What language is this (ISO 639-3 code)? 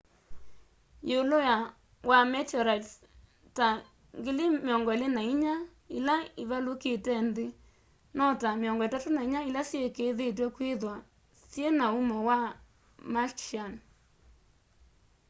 kam